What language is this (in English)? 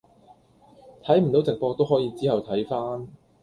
Cantonese